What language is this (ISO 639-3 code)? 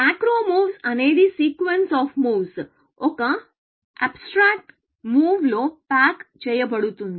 tel